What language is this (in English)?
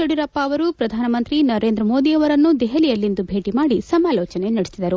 Kannada